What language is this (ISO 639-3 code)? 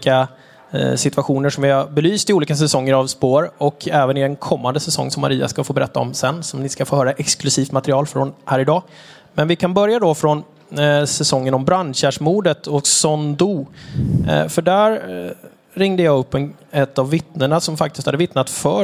swe